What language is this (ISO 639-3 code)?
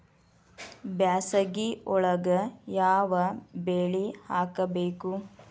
kan